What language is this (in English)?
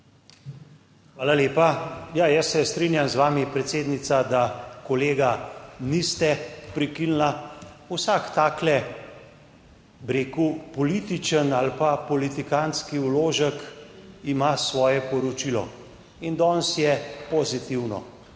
Slovenian